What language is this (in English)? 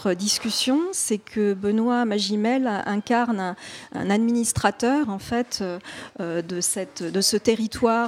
French